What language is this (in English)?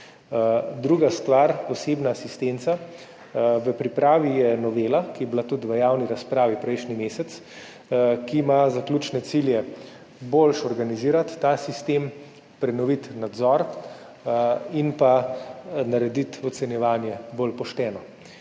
Slovenian